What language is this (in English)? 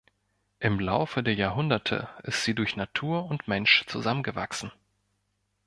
German